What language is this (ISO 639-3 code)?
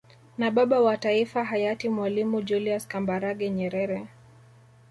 swa